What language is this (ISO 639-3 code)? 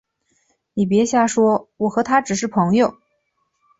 zho